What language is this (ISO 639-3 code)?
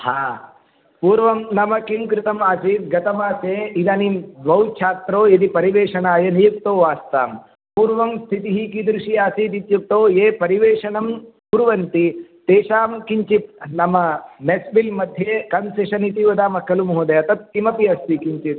san